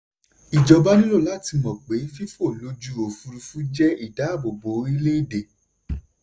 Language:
Yoruba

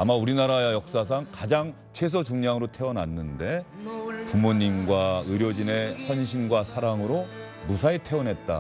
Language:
Korean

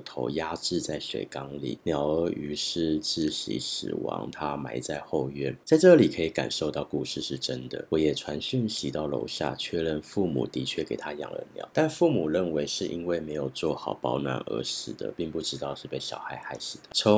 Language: Chinese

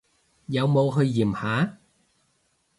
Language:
Cantonese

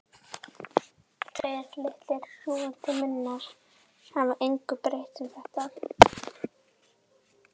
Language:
Icelandic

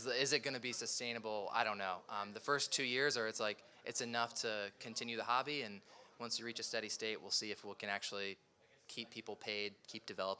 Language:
English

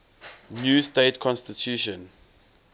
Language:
English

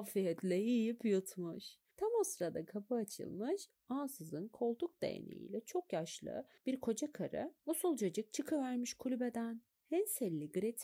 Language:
Turkish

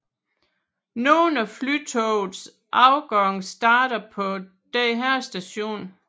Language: Danish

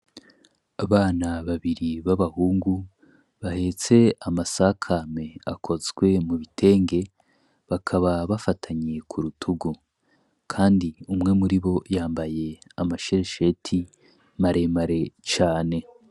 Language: Rundi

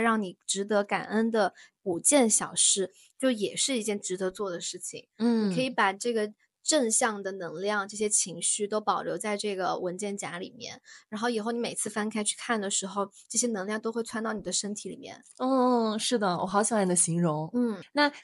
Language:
Chinese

